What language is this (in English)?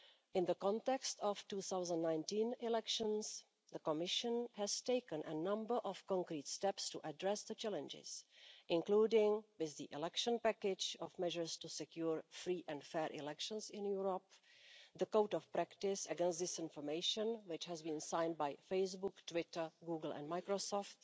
English